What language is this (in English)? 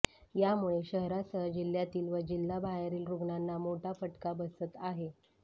Marathi